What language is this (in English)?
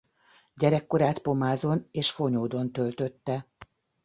Hungarian